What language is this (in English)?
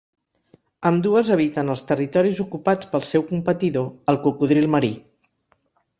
Catalan